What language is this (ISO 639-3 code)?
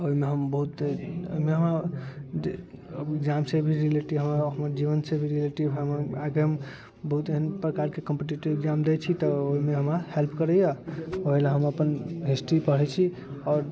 mai